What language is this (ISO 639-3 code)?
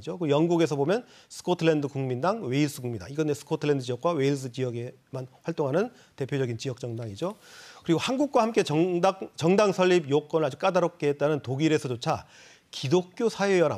kor